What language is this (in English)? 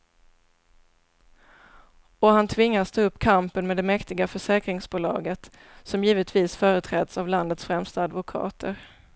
Swedish